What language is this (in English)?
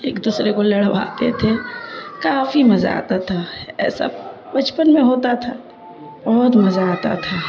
Urdu